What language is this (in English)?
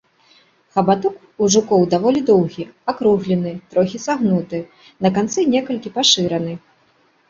Belarusian